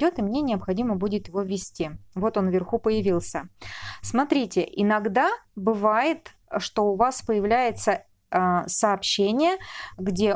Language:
Russian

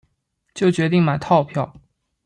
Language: Chinese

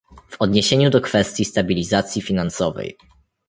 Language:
Polish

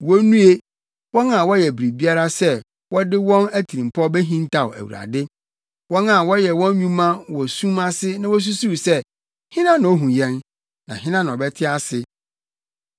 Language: Akan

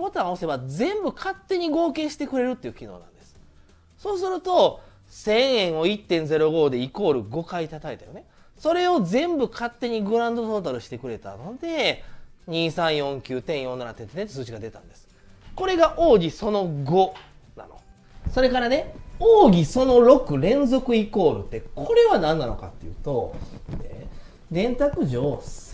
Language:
Japanese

